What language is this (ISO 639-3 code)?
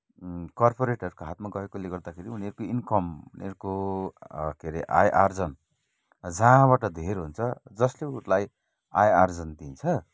nep